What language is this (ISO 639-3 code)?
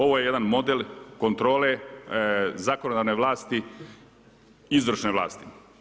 hrv